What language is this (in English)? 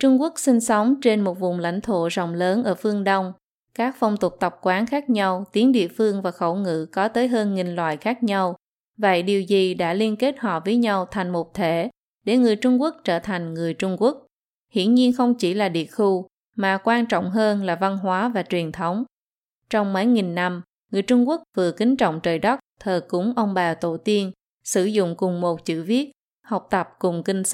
Vietnamese